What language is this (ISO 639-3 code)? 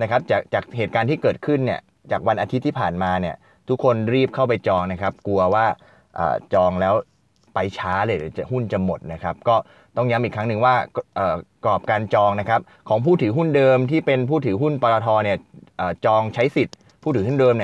tha